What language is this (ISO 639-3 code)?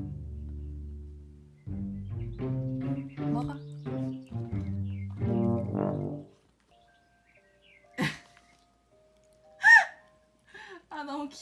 kor